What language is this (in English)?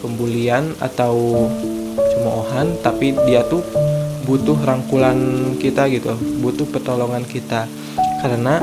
Indonesian